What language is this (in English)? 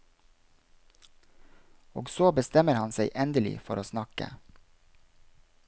Norwegian